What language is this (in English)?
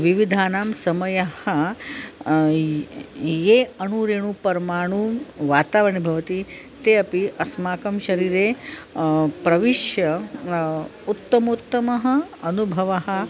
Sanskrit